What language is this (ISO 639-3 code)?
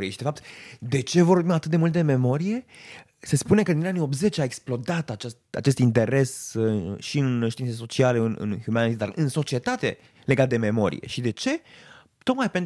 ron